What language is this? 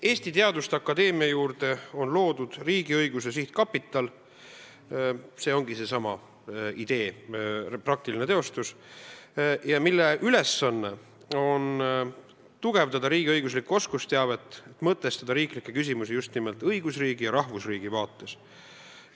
Estonian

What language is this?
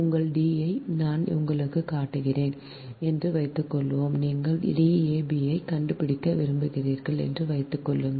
Tamil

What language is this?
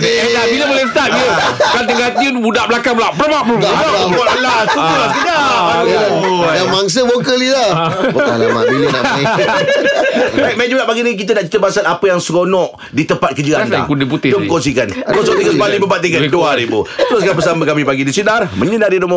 Malay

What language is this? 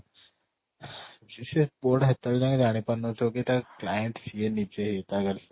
Odia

